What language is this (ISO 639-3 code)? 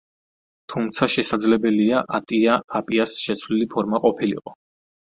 kat